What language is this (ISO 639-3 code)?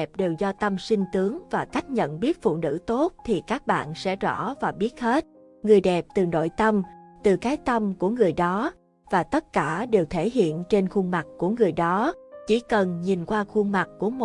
vie